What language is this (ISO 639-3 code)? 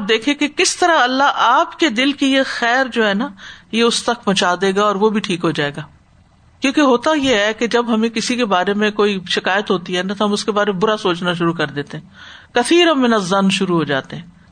urd